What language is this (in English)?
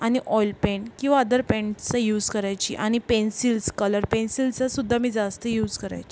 Marathi